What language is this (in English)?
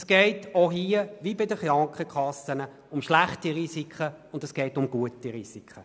Swiss German